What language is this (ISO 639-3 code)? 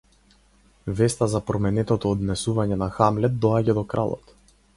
mkd